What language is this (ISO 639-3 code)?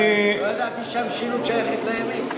heb